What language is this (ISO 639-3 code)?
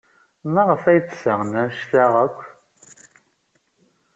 kab